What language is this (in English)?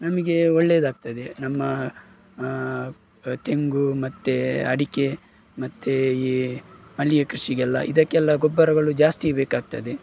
Kannada